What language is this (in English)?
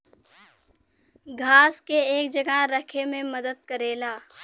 Bhojpuri